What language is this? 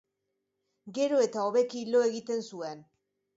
Basque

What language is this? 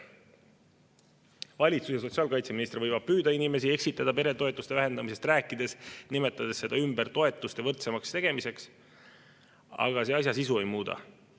Estonian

